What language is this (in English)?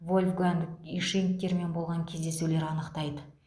Kazakh